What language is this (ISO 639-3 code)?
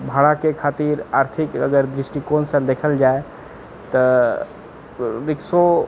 mai